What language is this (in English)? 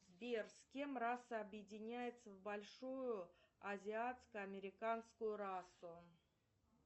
Russian